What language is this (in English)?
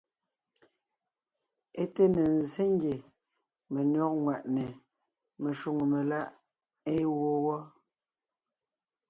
Ngiemboon